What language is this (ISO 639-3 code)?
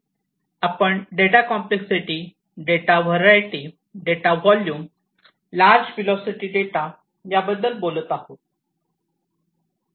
mar